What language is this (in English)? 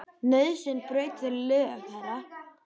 Icelandic